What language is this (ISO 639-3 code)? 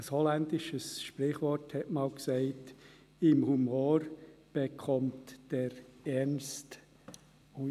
gsw